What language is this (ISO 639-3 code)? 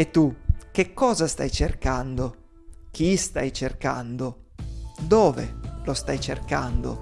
ita